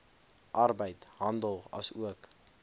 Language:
Afrikaans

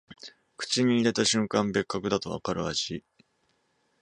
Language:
Japanese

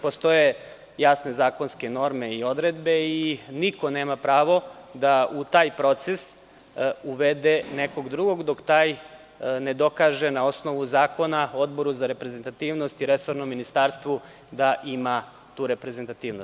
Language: Serbian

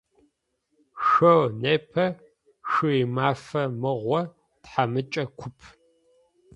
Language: Adyghe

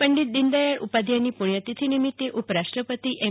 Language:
Gujarati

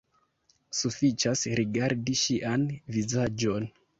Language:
Esperanto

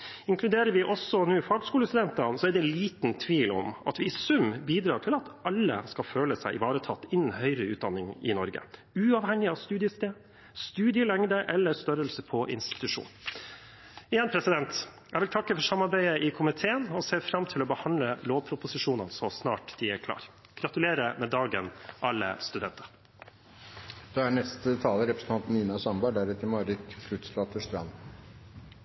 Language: Norwegian Bokmål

